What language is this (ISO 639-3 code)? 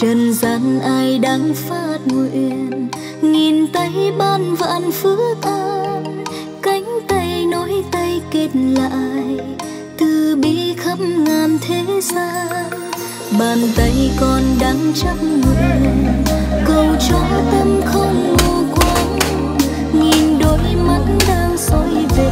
vie